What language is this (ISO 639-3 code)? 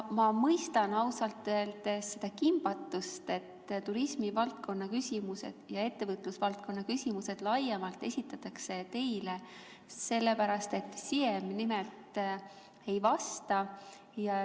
est